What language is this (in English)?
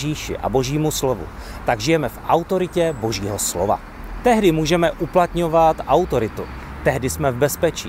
Czech